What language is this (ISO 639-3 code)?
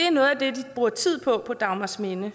dan